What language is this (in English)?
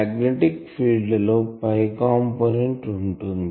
Telugu